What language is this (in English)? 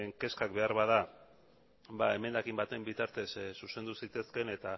Basque